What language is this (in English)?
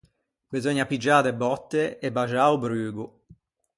Ligurian